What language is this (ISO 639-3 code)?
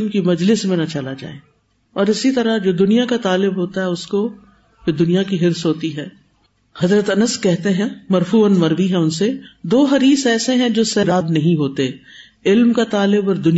urd